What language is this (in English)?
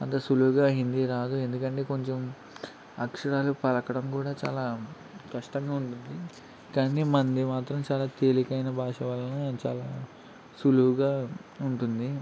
Telugu